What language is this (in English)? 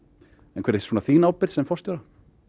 Icelandic